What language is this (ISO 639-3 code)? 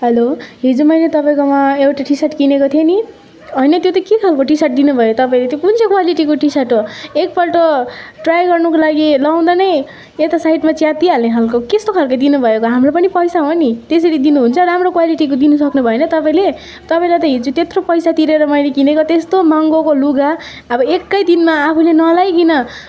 nep